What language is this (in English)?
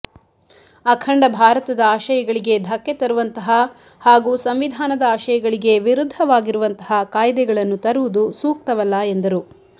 Kannada